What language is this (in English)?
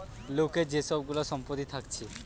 Bangla